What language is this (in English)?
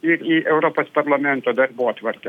Lithuanian